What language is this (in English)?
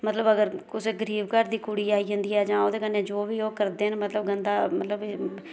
Dogri